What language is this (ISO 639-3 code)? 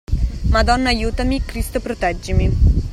ita